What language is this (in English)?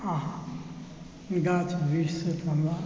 Maithili